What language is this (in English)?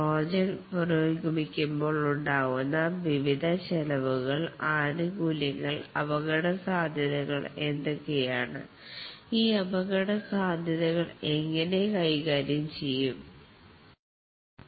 Malayalam